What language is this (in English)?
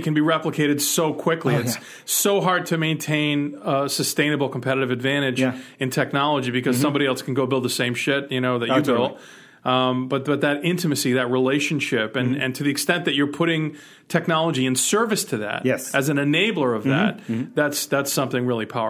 English